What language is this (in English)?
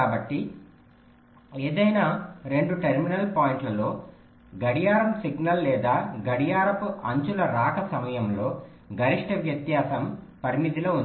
Telugu